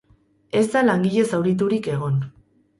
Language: Basque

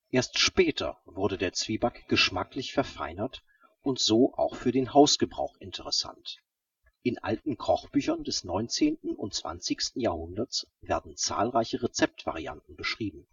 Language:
German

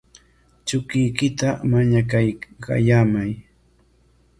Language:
Corongo Ancash Quechua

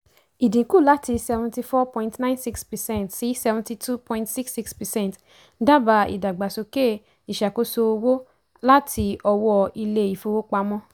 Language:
Yoruba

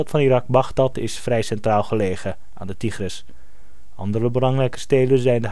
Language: Dutch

